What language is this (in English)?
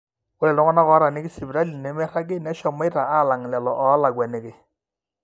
Masai